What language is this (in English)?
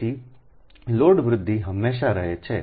Gujarati